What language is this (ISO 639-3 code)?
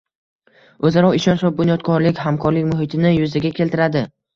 uzb